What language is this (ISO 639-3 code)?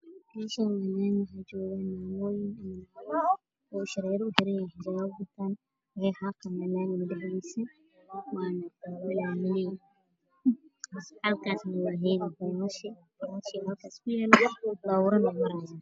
som